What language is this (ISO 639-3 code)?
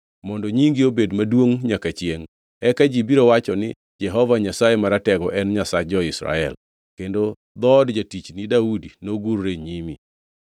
luo